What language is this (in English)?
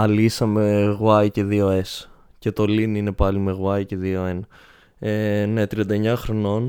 Greek